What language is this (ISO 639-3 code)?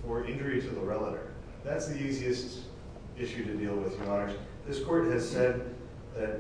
eng